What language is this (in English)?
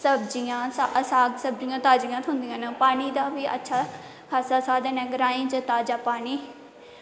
Dogri